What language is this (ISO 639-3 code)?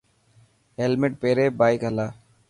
mki